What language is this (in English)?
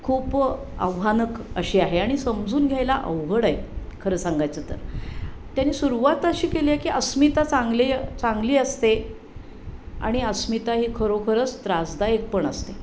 Marathi